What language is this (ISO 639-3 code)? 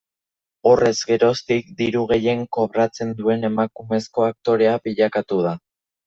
eus